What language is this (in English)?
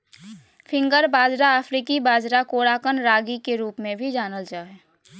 Magahi